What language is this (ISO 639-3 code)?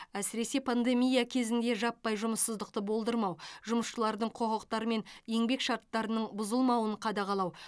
kaz